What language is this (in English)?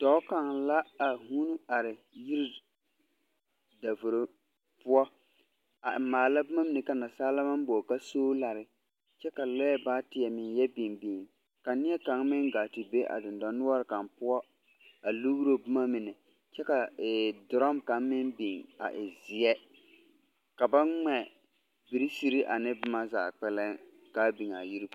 Southern Dagaare